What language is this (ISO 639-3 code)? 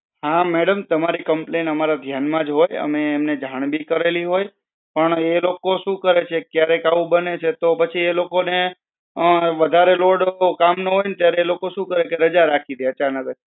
guj